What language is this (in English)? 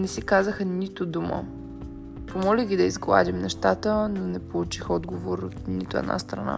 Bulgarian